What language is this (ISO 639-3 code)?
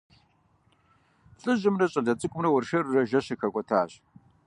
kbd